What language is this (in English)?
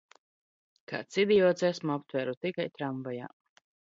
Latvian